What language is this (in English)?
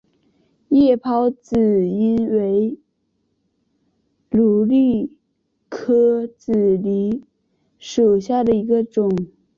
Chinese